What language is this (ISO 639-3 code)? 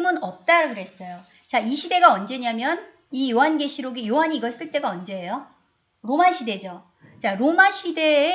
kor